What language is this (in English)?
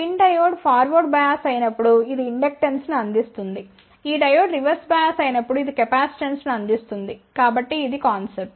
Telugu